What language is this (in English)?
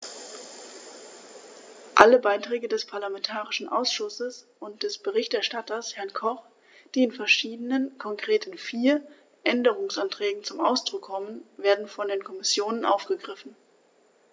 German